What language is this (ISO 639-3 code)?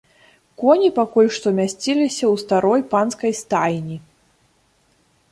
bel